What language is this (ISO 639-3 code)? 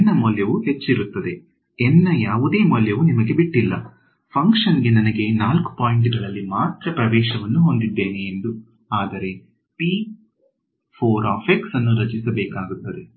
kan